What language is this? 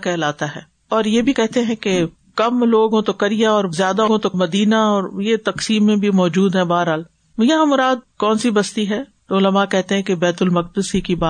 Urdu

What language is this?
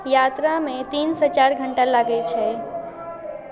Maithili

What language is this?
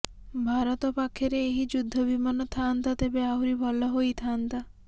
Odia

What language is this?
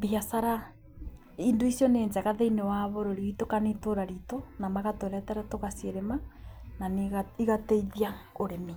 Kikuyu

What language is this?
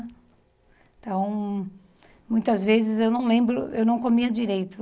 Portuguese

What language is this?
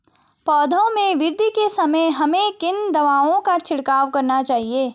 Hindi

